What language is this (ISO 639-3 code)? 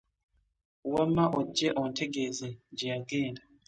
lug